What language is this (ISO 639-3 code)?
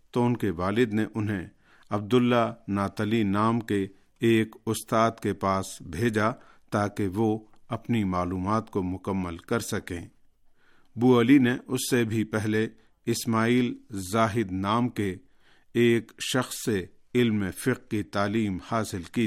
urd